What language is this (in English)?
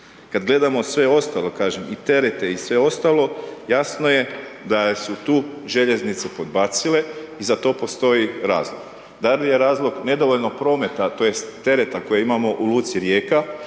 Croatian